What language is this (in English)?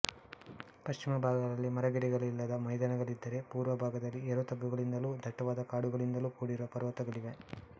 Kannada